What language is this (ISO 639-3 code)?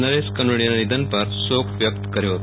guj